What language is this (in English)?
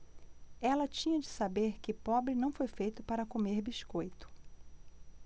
Portuguese